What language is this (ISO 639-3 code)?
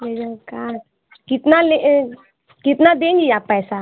hin